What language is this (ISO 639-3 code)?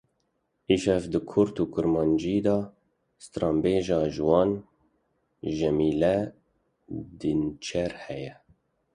kur